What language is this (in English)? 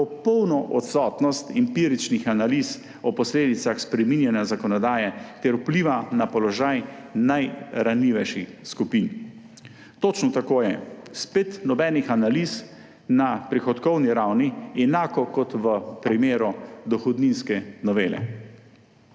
Slovenian